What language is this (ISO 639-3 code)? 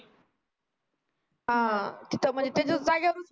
mar